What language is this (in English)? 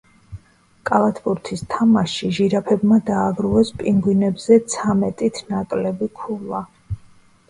Georgian